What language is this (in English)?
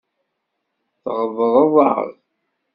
Kabyle